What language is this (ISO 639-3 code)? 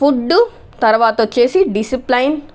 tel